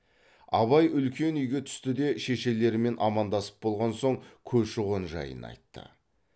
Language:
Kazakh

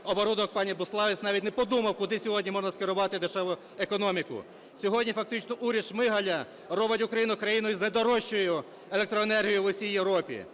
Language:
Ukrainian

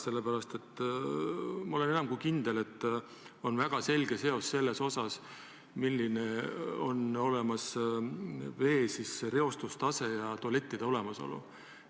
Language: Estonian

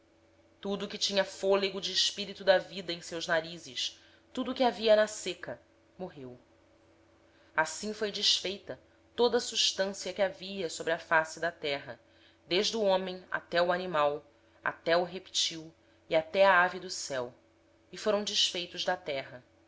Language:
Portuguese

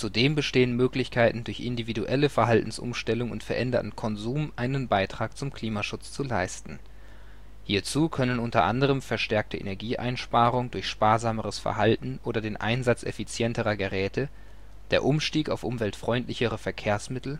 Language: German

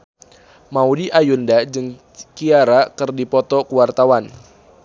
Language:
Sundanese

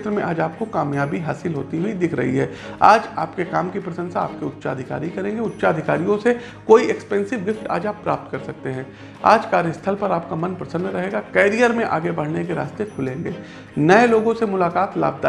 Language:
Hindi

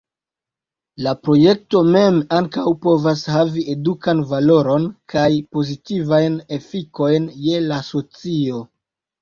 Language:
Esperanto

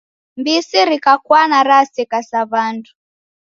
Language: Taita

